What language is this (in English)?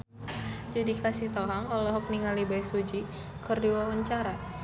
Sundanese